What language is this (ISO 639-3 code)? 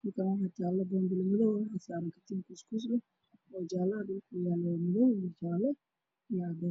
som